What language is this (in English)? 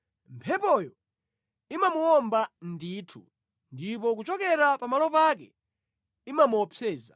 Nyanja